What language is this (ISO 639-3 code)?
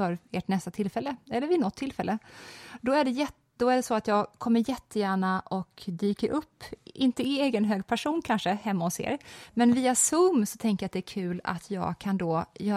swe